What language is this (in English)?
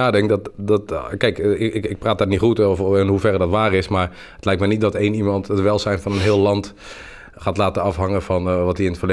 Dutch